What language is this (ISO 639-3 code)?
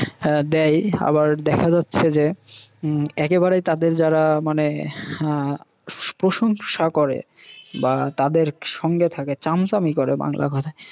ben